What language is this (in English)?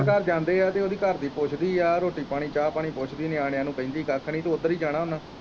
Punjabi